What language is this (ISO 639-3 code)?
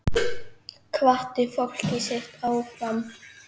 isl